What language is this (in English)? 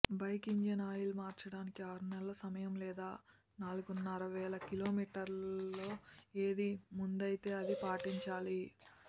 Telugu